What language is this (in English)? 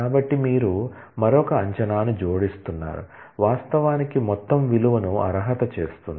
Telugu